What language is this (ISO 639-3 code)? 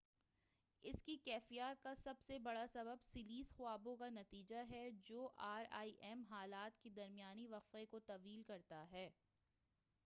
urd